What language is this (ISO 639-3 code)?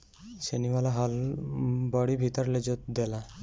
bho